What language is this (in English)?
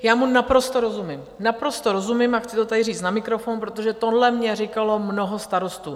Czech